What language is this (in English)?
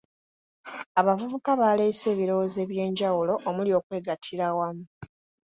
Ganda